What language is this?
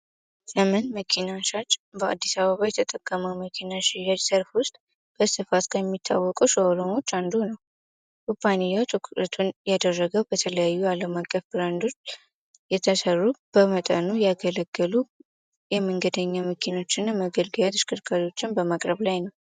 Amharic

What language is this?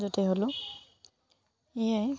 Assamese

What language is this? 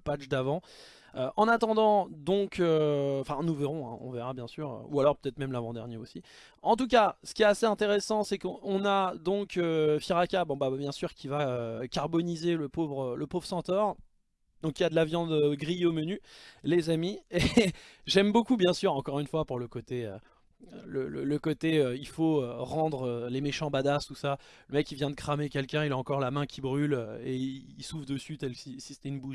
French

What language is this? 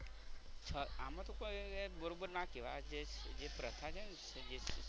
Gujarati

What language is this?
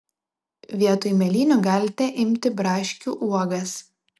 Lithuanian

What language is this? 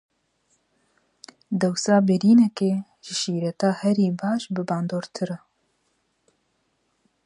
Kurdish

